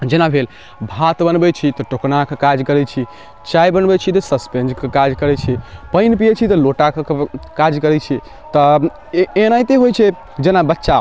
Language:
Maithili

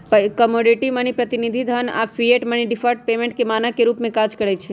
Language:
Magahi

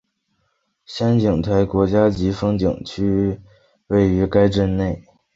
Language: Chinese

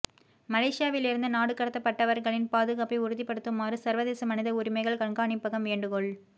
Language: Tamil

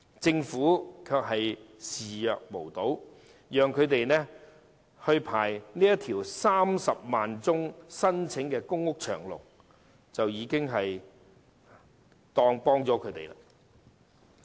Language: Cantonese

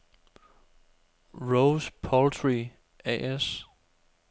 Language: Danish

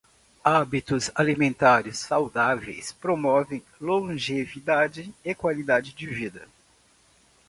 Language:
Portuguese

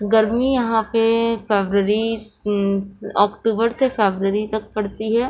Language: Urdu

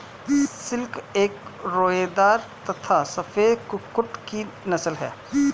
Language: Hindi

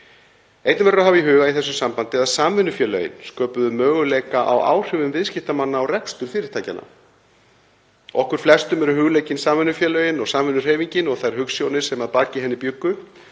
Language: Icelandic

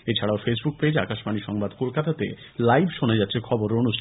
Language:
Bangla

